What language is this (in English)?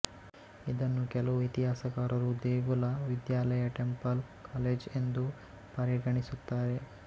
Kannada